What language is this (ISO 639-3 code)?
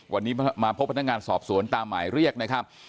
tha